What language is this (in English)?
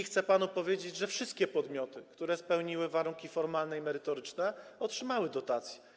Polish